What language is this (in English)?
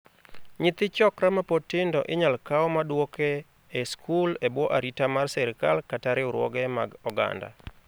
Luo (Kenya and Tanzania)